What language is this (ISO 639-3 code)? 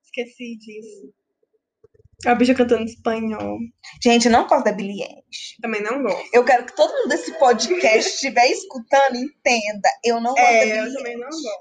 por